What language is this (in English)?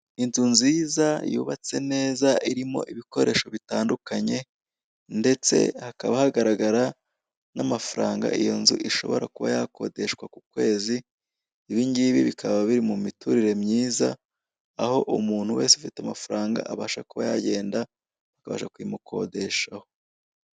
Kinyarwanda